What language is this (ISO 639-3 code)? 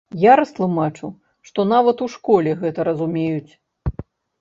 bel